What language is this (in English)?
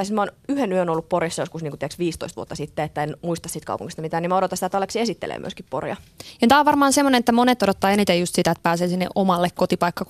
Finnish